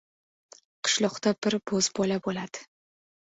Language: Uzbek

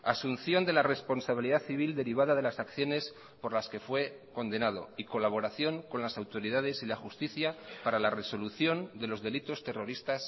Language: Spanish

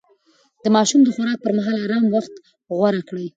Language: Pashto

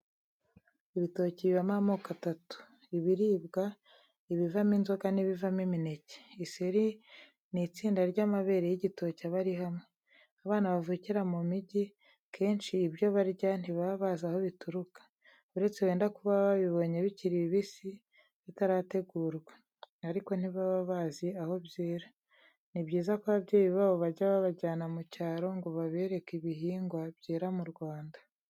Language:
Kinyarwanda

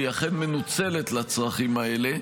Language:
Hebrew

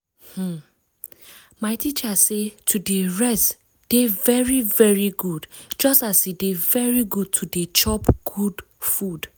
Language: Nigerian Pidgin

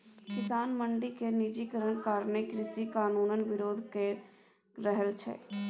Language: Maithili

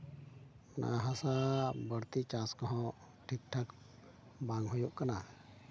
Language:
Santali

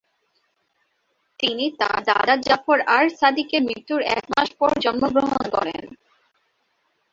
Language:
Bangla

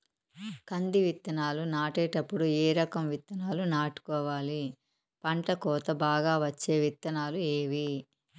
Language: Telugu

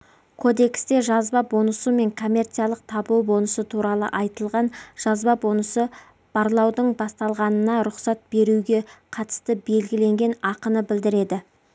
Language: Kazakh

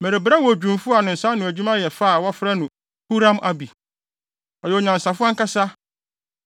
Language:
Akan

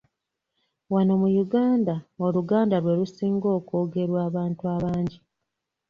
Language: Ganda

